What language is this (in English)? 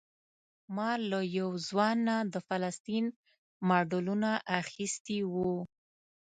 Pashto